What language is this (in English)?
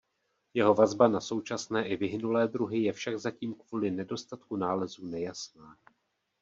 Czech